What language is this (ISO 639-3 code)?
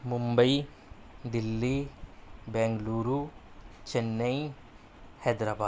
urd